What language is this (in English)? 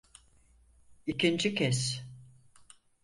Turkish